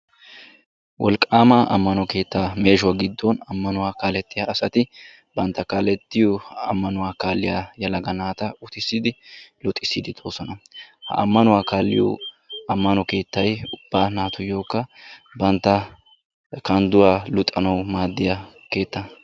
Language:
Wolaytta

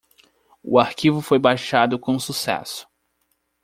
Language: Portuguese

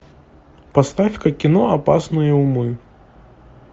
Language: Russian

